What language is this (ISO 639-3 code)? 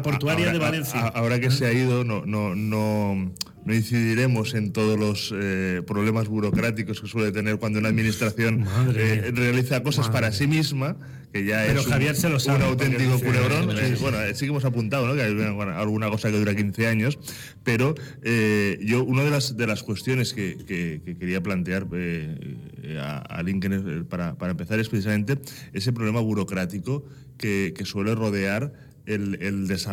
spa